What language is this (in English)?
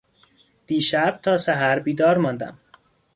Persian